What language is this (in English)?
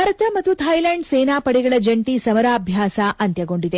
Kannada